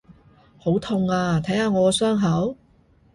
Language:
Cantonese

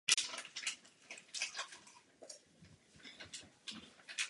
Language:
Czech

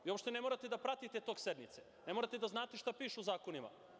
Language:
Serbian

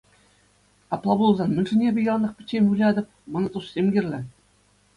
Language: Chuvash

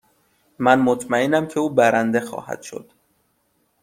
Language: Persian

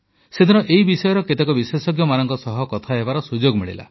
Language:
Odia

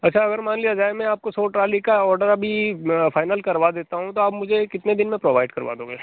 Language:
Hindi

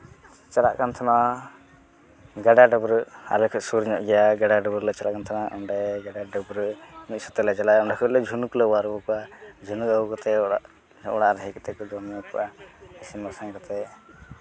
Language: Santali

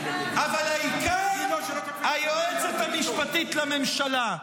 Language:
Hebrew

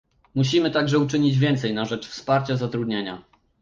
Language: Polish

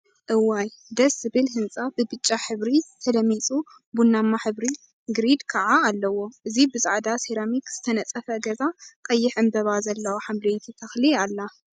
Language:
Tigrinya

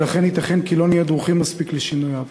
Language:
Hebrew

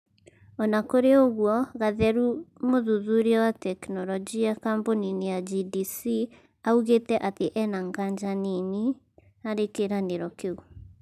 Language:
Kikuyu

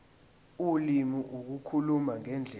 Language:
Zulu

